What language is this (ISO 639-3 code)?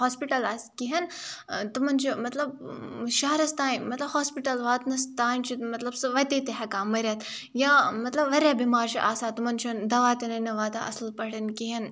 kas